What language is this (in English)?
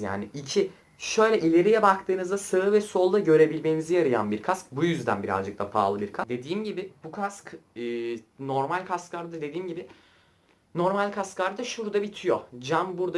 Turkish